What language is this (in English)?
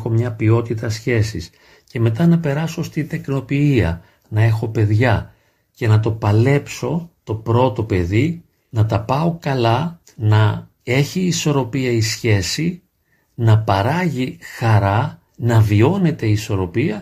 Greek